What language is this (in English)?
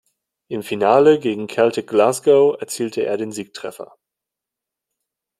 German